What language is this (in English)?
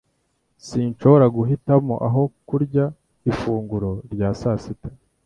Kinyarwanda